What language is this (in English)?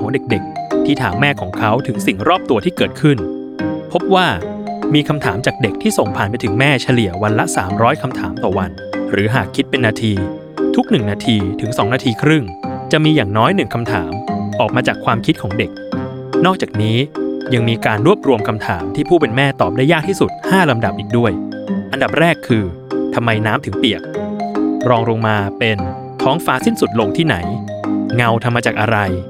Thai